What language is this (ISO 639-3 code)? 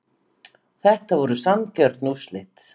isl